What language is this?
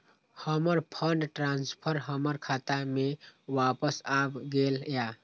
Maithili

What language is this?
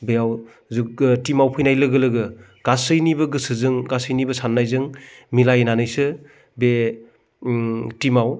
Bodo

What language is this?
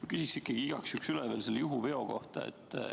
Estonian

